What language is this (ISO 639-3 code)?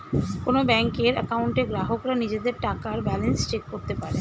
ben